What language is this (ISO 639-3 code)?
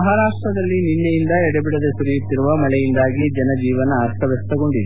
kan